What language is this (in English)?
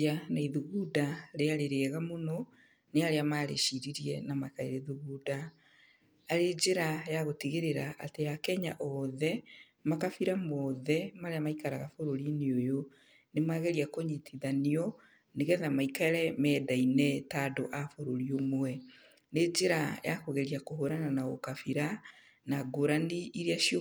Kikuyu